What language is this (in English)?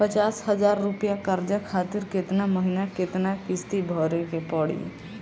Bhojpuri